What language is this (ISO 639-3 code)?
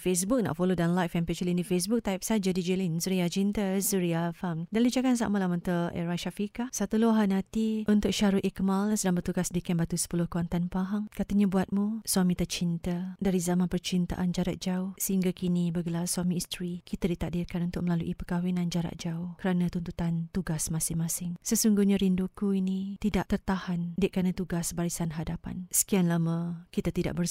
msa